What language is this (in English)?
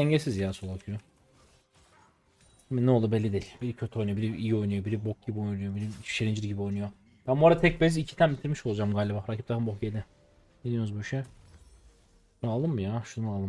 Turkish